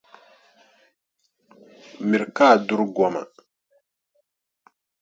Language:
Dagbani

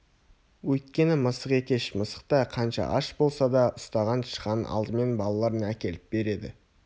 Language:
Kazakh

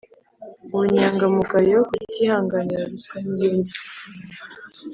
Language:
Kinyarwanda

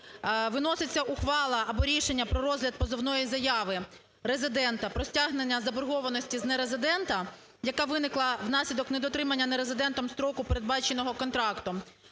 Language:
Ukrainian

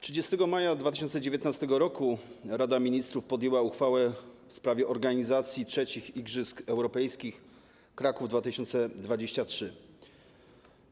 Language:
Polish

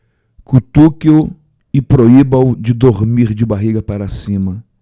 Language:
Portuguese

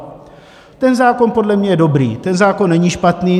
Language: Czech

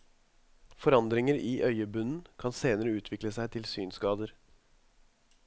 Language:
Norwegian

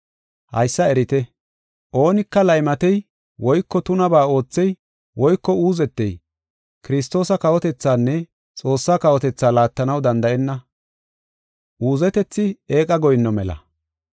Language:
Gofa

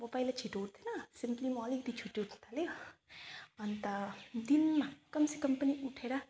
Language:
Nepali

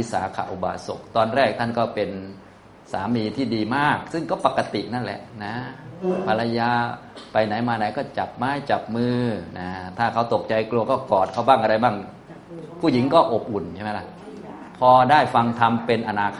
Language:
Thai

